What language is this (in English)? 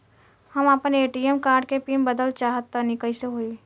Bhojpuri